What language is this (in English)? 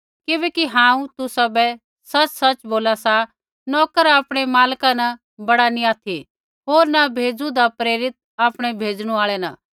Kullu Pahari